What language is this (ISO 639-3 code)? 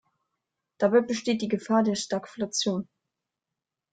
deu